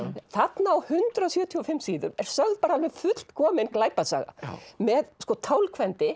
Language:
Icelandic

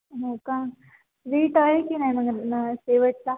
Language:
Marathi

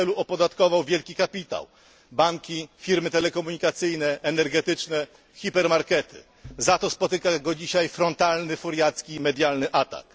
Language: Polish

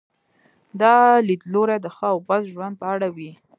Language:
Pashto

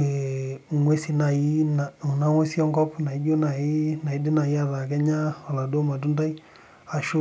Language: Masai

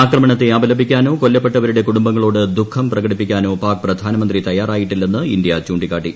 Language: Malayalam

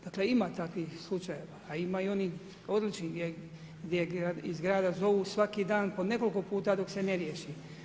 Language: Croatian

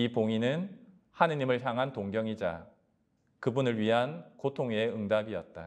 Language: Korean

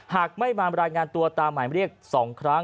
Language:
Thai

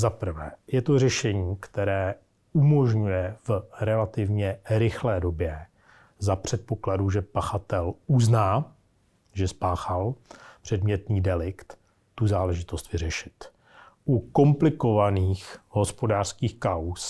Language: Czech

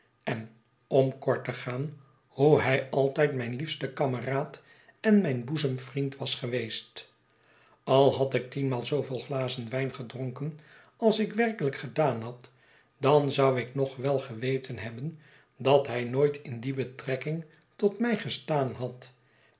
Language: Dutch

